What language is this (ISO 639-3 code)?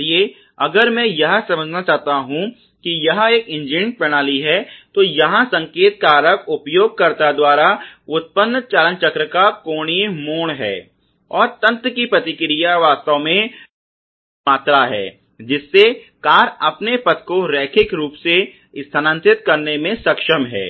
hin